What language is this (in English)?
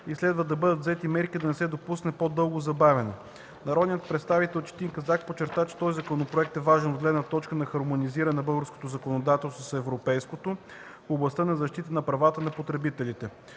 Bulgarian